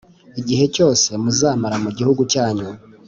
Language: Kinyarwanda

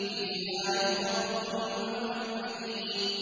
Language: Arabic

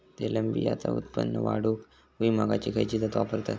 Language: Marathi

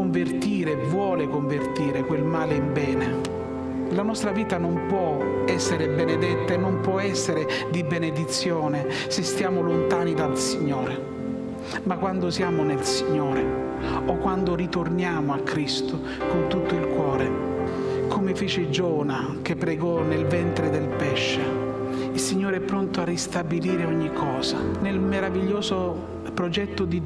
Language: Italian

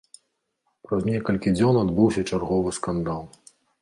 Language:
Belarusian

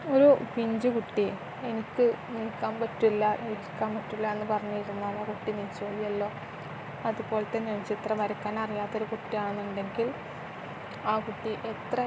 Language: Malayalam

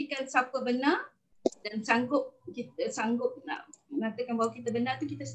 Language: Malay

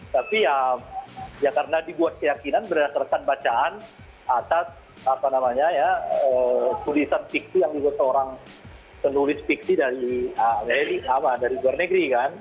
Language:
Indonesian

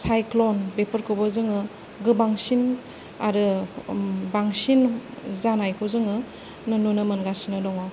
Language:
Bodo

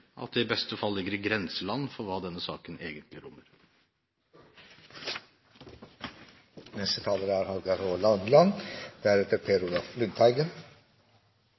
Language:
Norwegian Bokmål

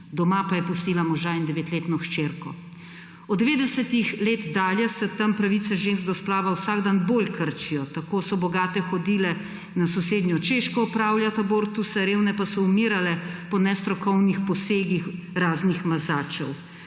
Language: Slovenian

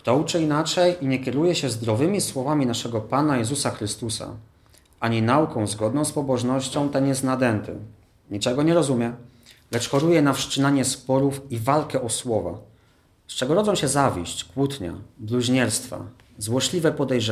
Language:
Polish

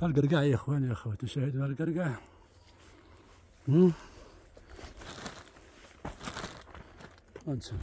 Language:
Arabic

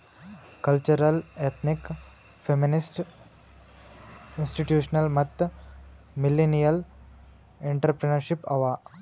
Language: Kannada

